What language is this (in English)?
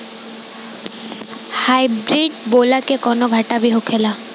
Bhojpuri